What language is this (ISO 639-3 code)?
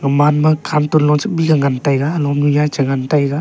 nnp